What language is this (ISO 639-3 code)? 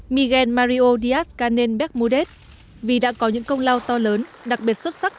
vie